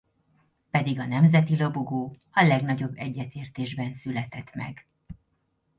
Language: Hungarian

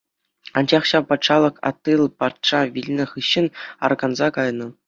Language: Chuvash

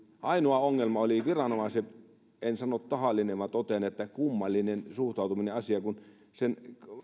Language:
Finnish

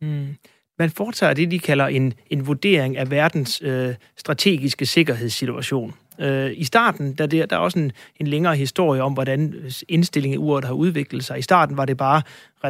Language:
Danish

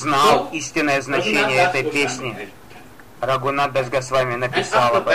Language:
Russian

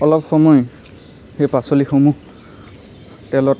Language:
Assamese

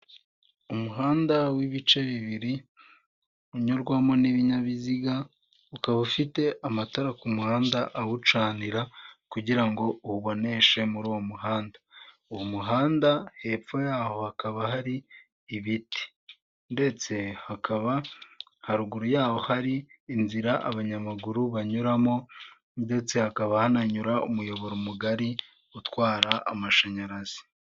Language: Kinyarwanda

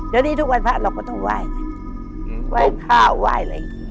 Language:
Thai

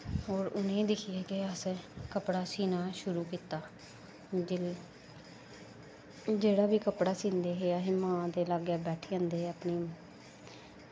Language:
Dogri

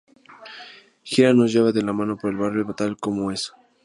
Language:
Spanish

